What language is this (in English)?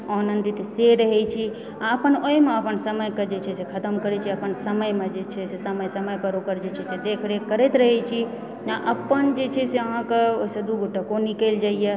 Maithili